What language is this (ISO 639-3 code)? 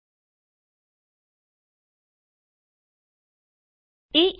pan